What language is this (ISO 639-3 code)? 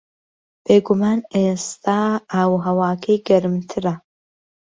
ckb